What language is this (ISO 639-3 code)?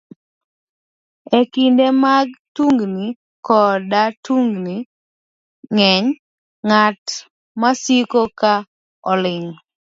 luo